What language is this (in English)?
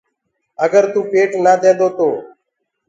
Gurgula